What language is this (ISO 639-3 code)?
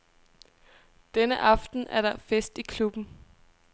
dan